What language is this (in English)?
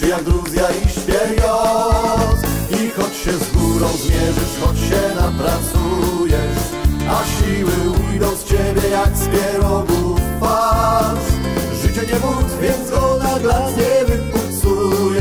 Polish